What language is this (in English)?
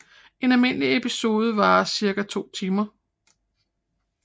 Danish